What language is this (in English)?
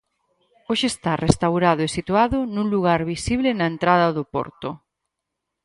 Galician